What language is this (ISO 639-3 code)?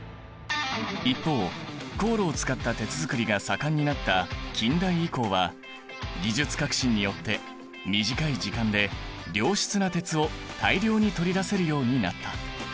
jpn